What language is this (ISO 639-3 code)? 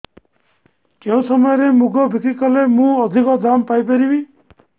ori